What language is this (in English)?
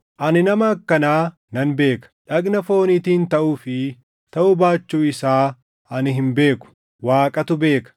Oromo